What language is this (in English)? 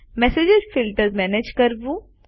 Gujarati